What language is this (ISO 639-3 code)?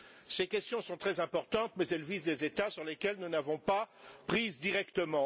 fra